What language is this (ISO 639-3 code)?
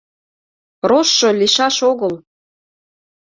chm